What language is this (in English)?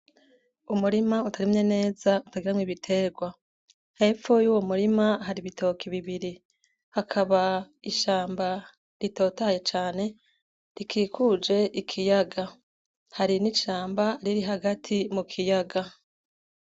Rundi